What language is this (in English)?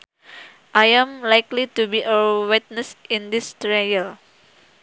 Sundanese